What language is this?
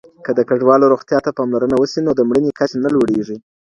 Pashto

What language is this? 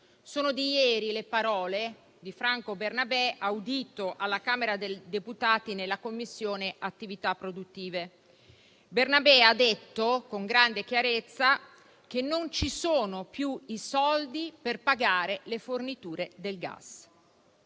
Italian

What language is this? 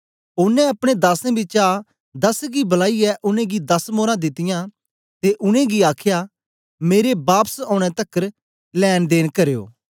Dogri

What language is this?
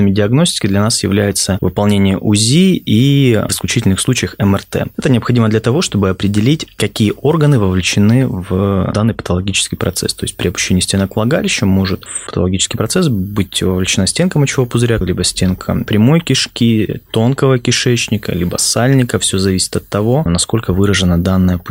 Russian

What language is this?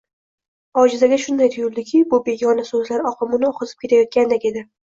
Uzbek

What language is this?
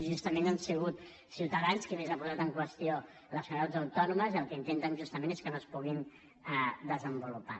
Catalan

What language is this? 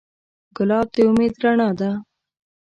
Pashto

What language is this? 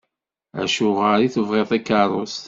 Kabyle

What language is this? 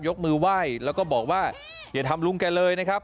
Thai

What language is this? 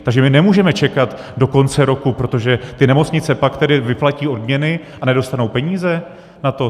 Czech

